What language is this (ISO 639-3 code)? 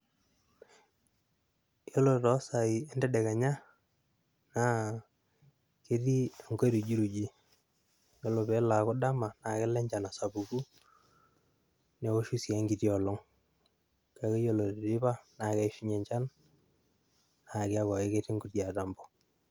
mas